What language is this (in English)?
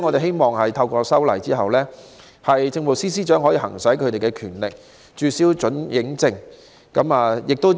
Cantonese